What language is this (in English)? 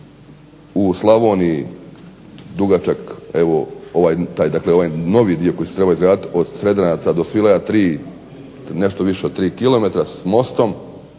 Croatian